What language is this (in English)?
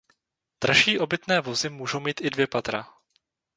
Czech